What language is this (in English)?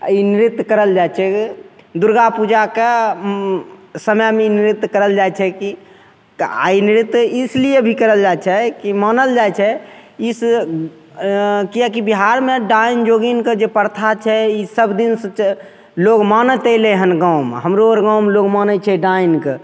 Maithili